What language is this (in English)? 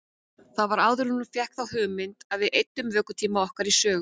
Icelandic